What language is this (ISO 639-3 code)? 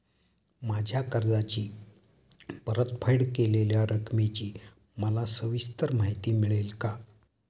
mar